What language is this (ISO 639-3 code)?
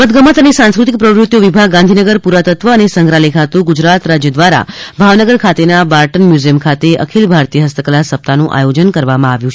guj